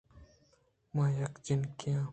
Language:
Eastern Balochi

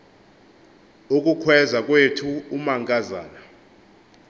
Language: Xhosa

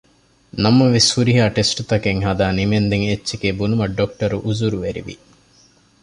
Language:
Divehi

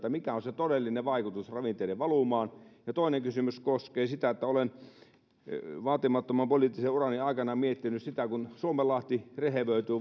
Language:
Finnish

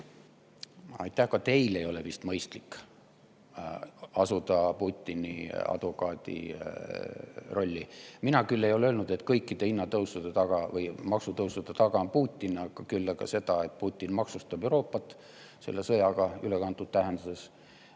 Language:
Estonian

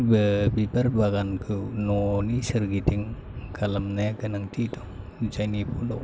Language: Bodo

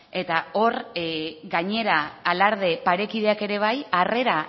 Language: Basque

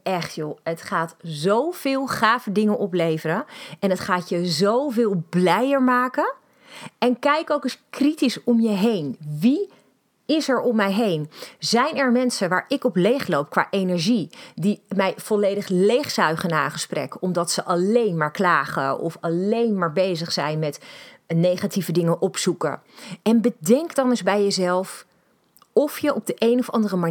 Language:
Dutch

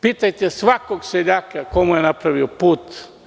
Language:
Serbian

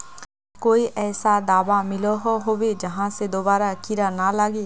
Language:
Magahi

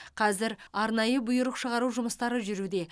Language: Kazakh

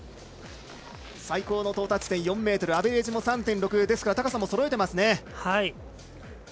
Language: Japanese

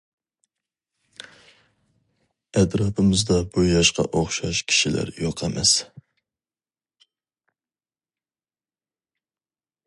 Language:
Uyghur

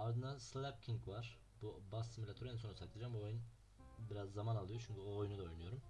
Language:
Turkish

